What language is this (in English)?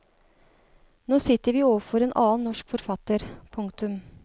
Norwegian